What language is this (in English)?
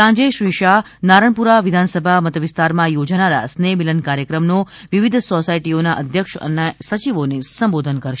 Gujarati